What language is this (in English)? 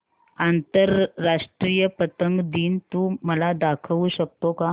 Marathi